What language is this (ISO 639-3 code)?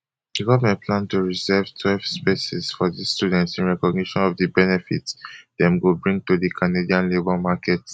pcm